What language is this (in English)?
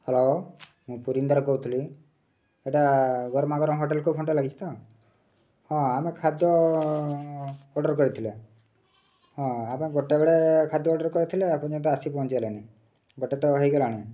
Odia